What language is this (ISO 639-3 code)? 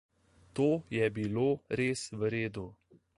slv